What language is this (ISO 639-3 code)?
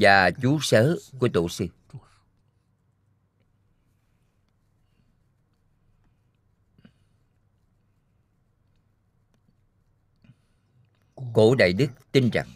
vie